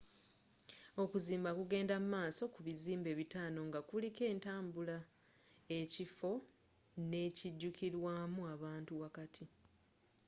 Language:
Ganda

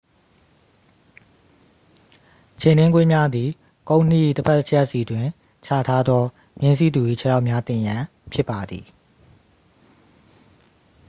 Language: Burmese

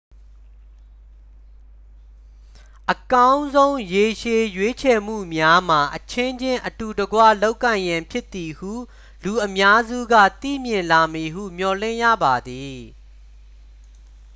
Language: Burmese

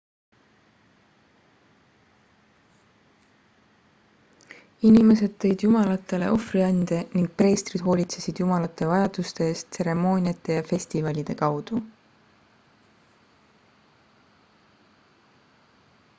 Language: Estonian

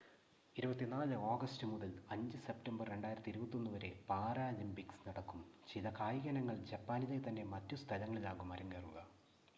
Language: Malayalam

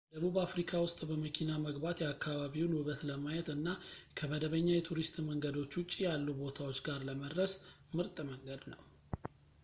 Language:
Amharic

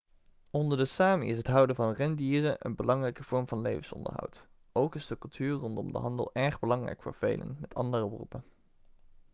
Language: Dutch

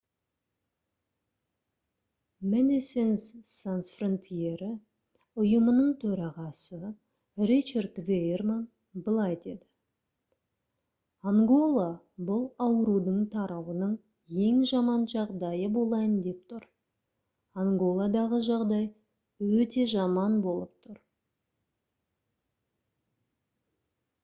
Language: Kazakh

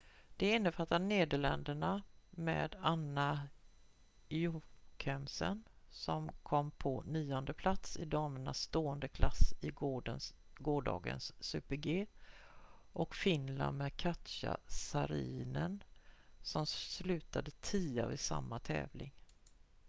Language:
Swedish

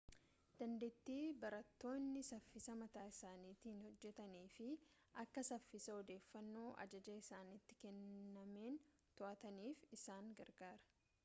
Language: Oromo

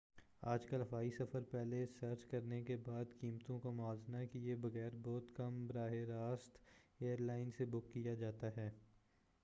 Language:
Urdu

